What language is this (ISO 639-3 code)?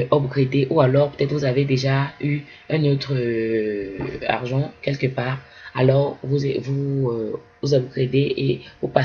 fra